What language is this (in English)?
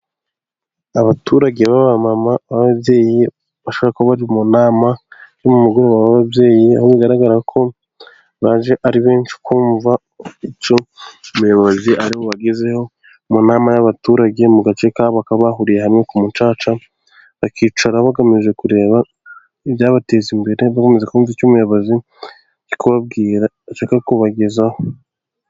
Kinyarwanda